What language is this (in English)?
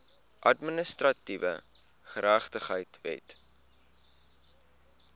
Afrikaans